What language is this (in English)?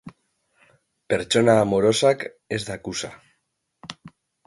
Basque